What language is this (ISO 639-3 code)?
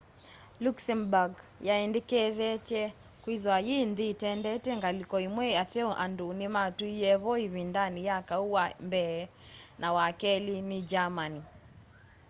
kam